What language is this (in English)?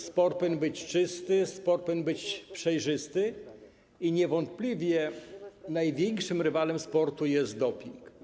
Polish